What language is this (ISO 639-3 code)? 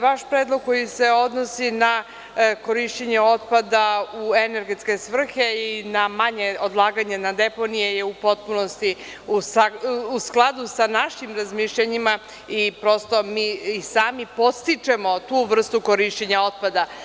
srp